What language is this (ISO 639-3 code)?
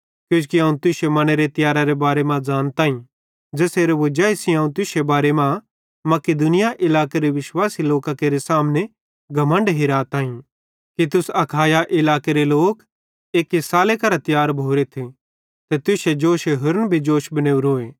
bhd